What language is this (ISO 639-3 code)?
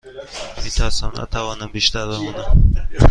fas